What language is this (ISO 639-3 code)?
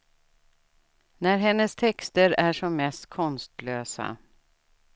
swe